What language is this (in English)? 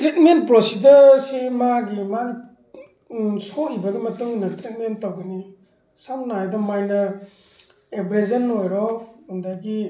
Manipuri